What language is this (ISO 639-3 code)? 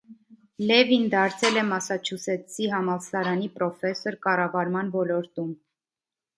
hye